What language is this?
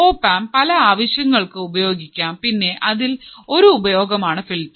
Malayalam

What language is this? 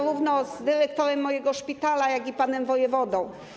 Polish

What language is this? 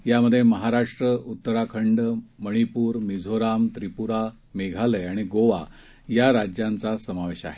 Marathi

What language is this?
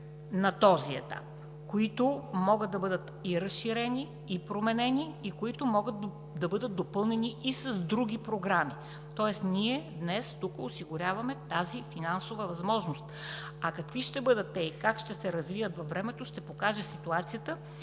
Bulgarian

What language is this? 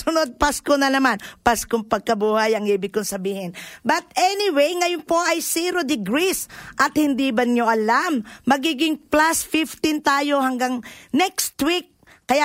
Filipino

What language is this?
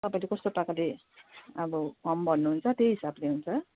Nepali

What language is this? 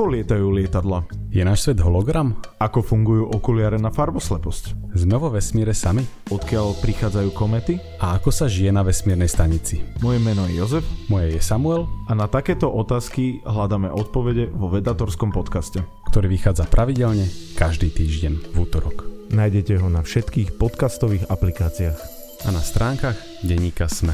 Slovak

